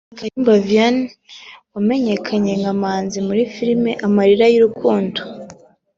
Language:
Kinyarwanda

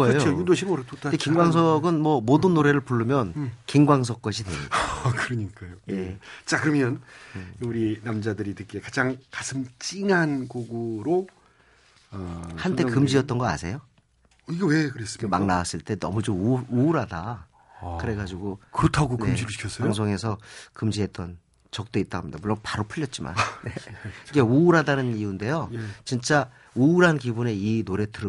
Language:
Korean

